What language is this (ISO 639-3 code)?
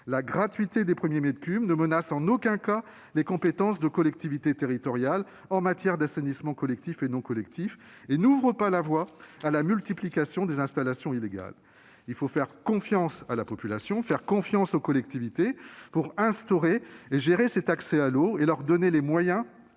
fra